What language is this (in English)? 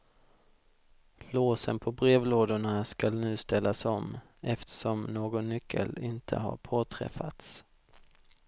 Swedish